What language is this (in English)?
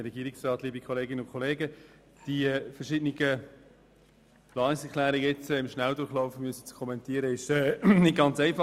Swiss German